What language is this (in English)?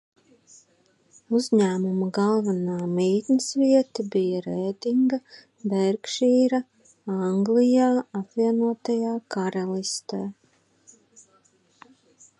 Latvian